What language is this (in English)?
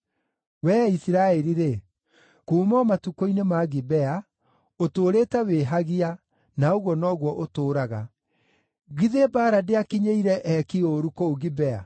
Kikuyu